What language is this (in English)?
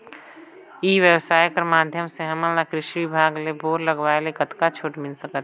Chhattisgarhi